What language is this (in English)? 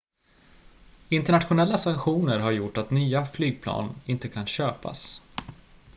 Swedish